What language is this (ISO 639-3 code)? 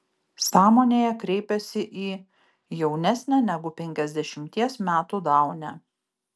lit